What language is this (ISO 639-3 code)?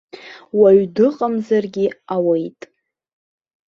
abk